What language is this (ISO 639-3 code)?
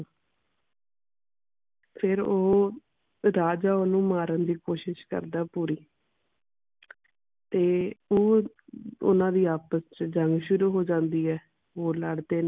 pan